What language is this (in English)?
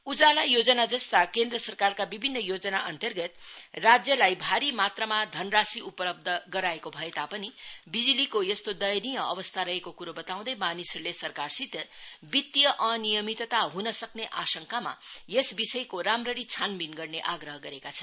Nepali